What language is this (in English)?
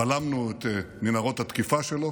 Hebrew